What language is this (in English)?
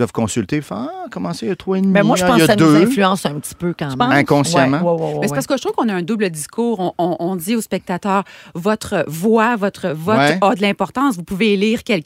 French